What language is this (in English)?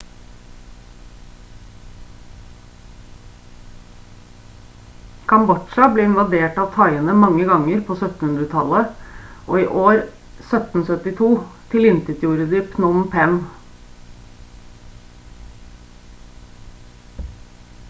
Norwegian Bokmål